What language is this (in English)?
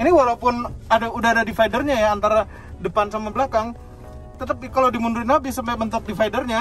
Indonesian